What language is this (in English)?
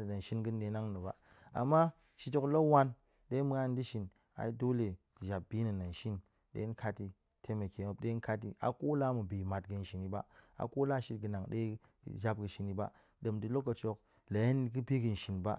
Goemai